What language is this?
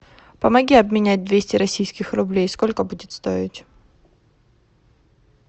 Russian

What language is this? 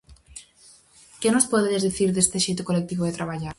Galician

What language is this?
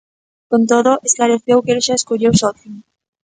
Galician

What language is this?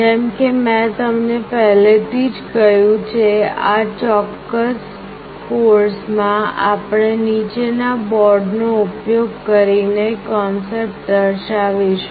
Gujarati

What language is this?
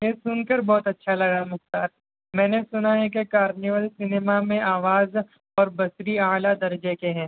Urdu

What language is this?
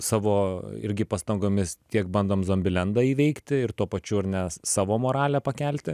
Lithuanian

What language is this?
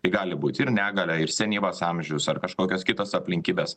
Lithuanian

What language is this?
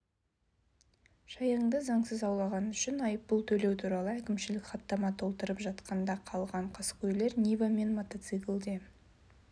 Kazakh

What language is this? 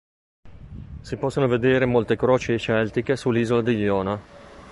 Italian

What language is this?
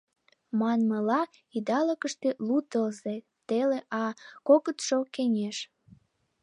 Mari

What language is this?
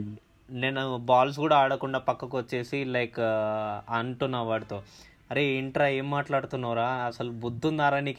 Telugu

